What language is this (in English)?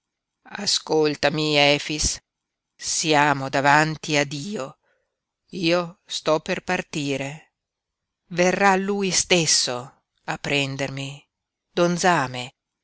Italian